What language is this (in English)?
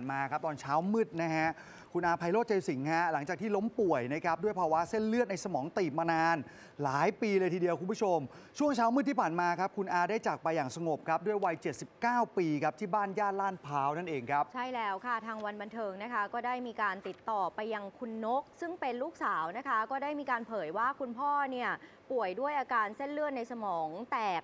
Thai